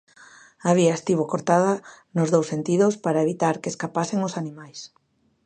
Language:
Galician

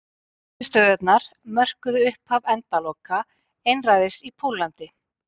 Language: Icelandic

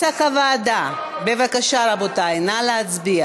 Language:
Hebrew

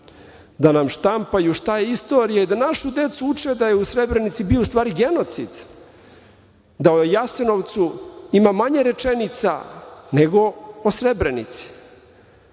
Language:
Serbian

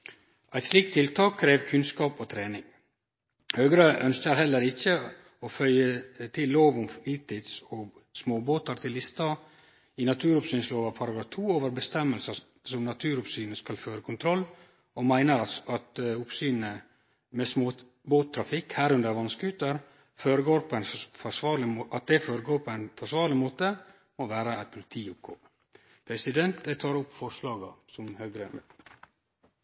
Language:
Norwegian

